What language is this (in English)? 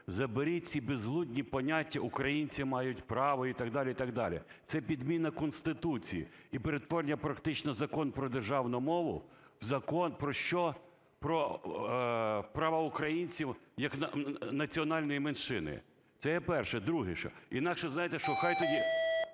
Ukrainian